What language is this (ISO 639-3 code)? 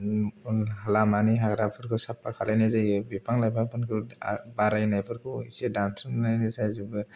brx